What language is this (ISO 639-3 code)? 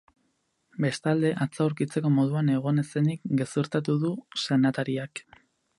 eus